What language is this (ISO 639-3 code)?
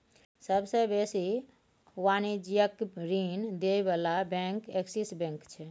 mai